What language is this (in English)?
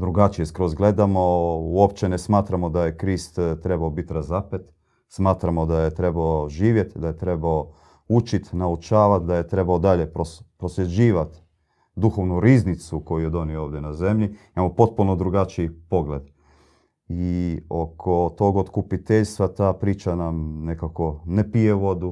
Croatian